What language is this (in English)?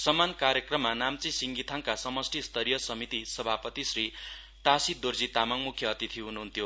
Nepali